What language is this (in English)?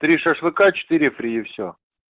Russian